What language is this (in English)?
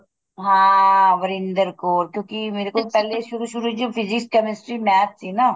Punjabi